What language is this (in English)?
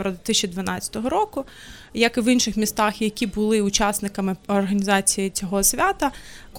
Ukrainian